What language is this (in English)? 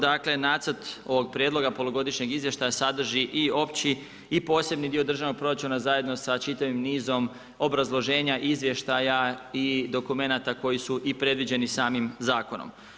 Croatian